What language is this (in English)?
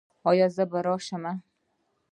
Pashto